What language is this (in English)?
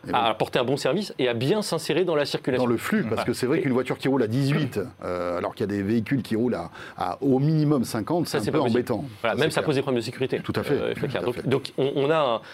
French